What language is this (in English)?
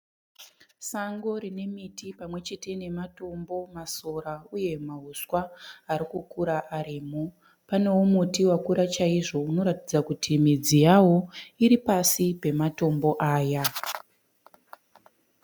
Shona